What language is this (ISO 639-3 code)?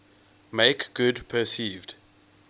eng